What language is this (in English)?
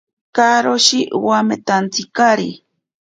Ashéninka Perené